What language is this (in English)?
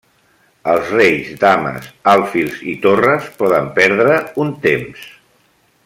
Catalan